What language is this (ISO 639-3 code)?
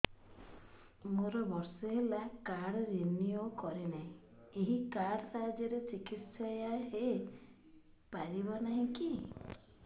ori